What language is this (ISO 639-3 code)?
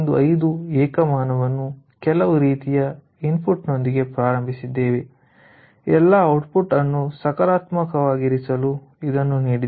kan